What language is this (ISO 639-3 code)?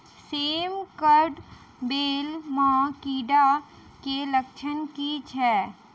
mai